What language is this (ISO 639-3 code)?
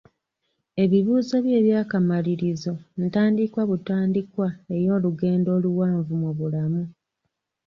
lug